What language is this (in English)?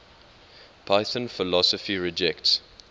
English